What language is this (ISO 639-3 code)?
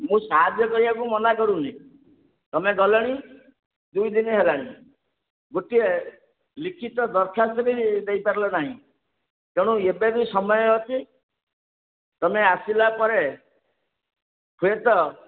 ori